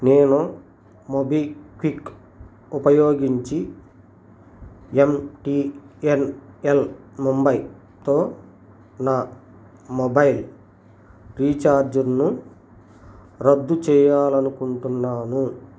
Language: Telugu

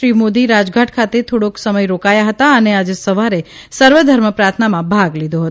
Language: Gujarati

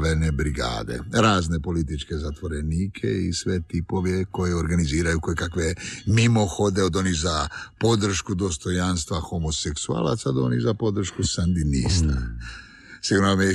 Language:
Croatian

